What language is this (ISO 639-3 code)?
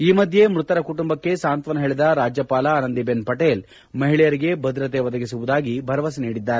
kan